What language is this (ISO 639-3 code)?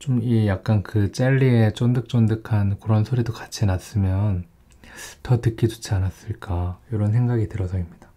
kor